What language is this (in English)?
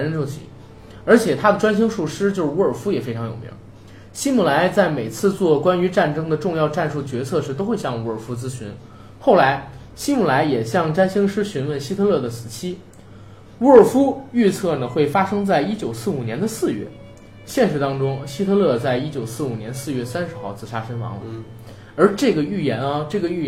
Chinese